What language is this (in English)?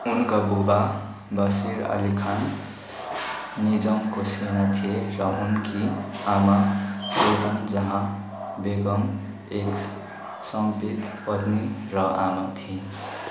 Nepali